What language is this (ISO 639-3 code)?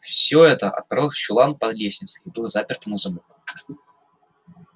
rus